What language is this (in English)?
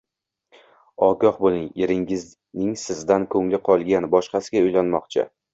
Uzbek